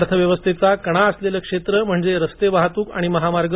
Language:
Marathi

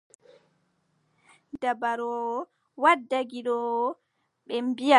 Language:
Adamawa Fulfulde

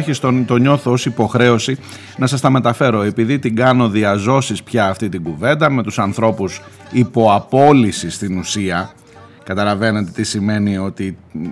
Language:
Greek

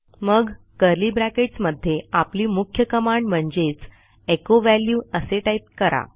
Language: Marathi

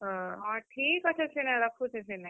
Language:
Odia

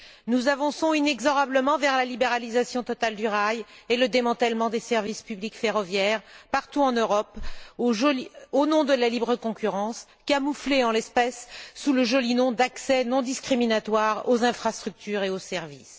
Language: French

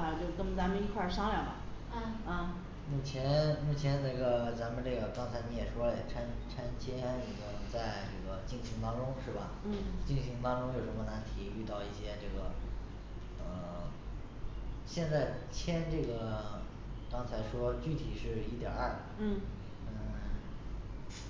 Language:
Chinese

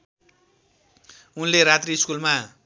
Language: Nepali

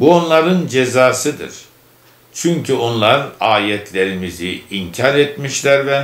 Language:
Turkish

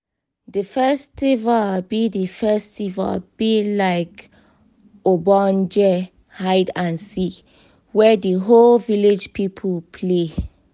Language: Nigerian Pidgin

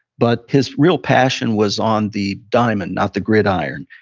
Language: English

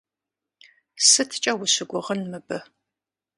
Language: Kabardian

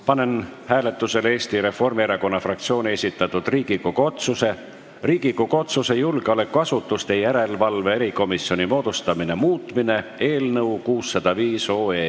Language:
Estonian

